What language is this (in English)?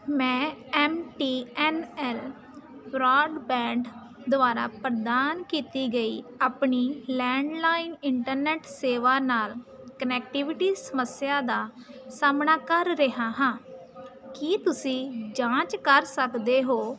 Punjabi